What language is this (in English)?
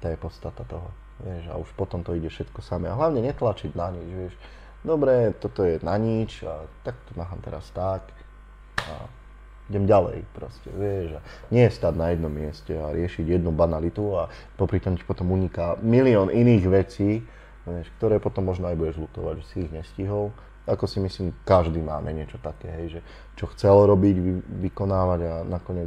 Slovak